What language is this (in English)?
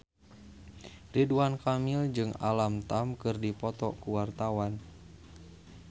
Sundanese